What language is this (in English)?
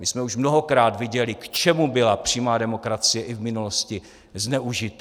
Czech